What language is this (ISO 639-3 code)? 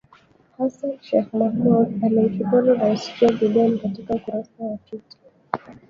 swa